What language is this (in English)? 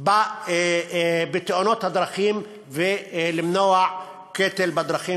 Hebrew